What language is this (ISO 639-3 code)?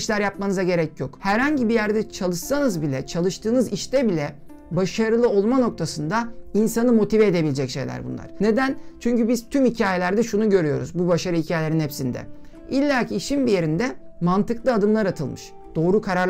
tur